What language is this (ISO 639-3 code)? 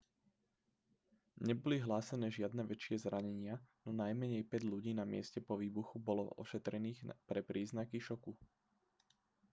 slk